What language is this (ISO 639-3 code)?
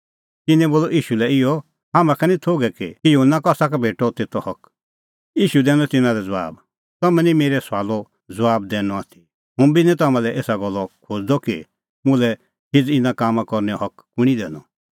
kfx